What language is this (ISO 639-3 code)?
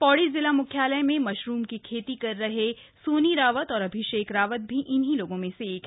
hin